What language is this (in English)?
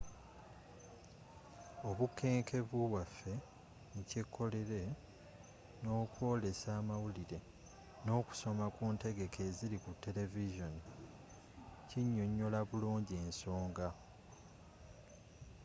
Ganda